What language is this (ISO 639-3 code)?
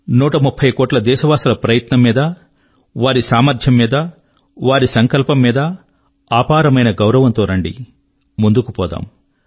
tel